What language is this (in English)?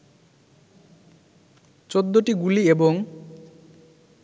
Bangla